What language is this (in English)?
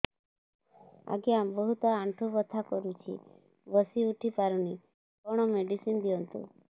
Odia